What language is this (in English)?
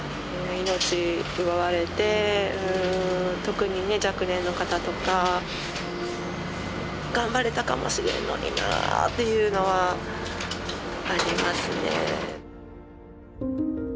Japanese